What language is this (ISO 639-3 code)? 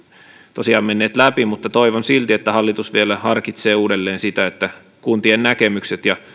fin